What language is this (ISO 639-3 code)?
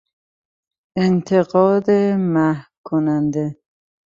fas